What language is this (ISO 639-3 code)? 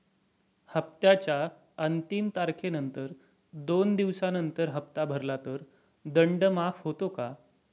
mar